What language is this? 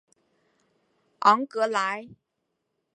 Chinese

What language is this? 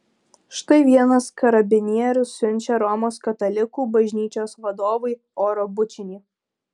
Lithuanian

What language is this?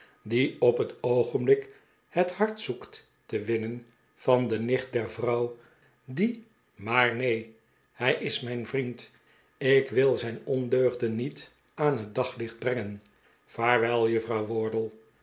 Dutch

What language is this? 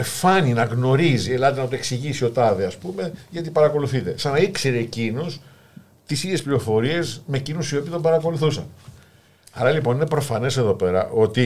Greek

